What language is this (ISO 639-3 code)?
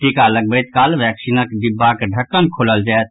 mai